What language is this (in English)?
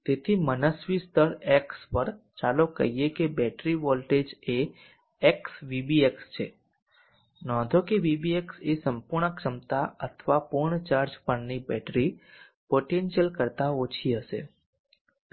Gujarati